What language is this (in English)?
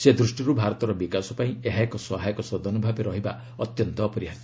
Odia